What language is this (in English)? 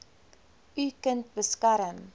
Afrikaans